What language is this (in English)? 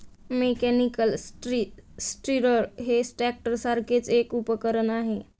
Marathi